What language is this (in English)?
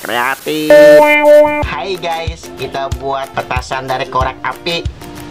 Indonesian